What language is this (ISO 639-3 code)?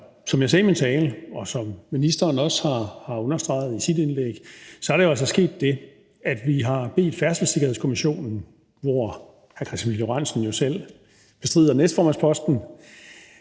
dan